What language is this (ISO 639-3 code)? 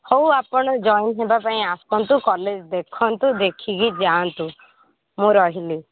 ori